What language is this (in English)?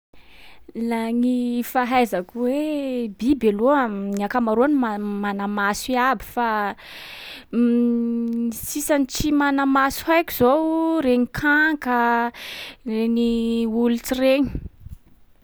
Sakalava Malagasy